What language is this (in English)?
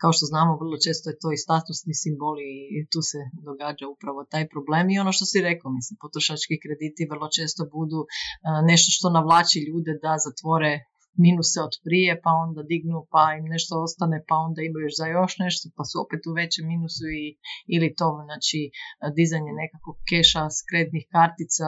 Croatian